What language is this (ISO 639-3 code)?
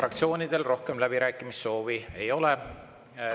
est